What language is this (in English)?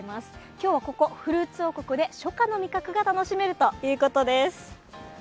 Japanese